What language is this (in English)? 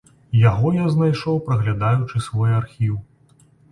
Belarusian